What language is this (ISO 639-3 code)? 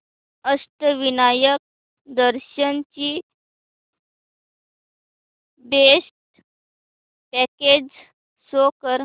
mar